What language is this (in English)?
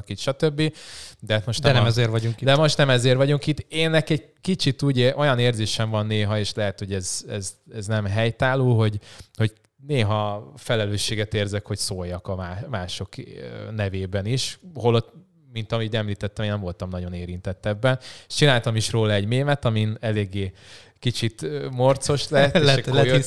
Hungarian